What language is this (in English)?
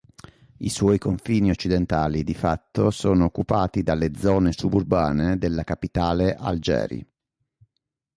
Italian